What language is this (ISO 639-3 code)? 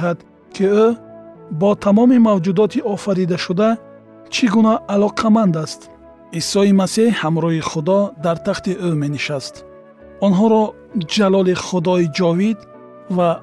fas